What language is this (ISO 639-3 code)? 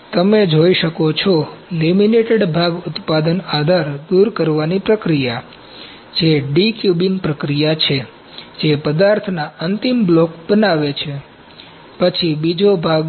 guj